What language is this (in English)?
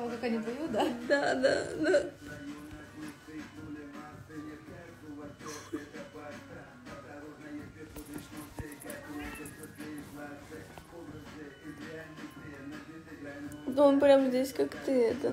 Russian